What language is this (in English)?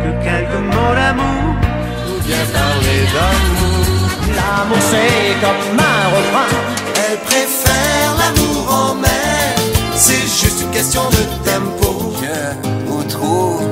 French